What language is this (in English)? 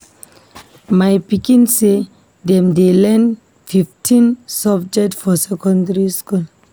Nigerian Pidgin